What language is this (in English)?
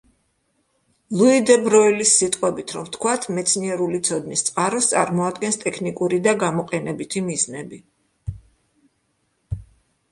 Georgian